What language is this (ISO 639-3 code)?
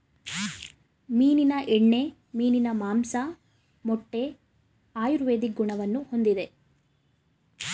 kan